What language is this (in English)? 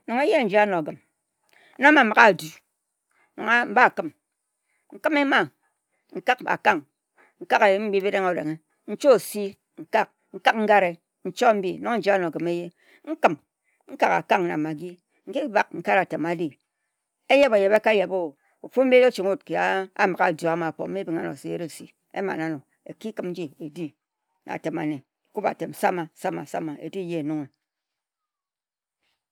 Ejagham